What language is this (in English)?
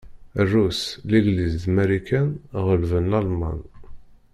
Kabyle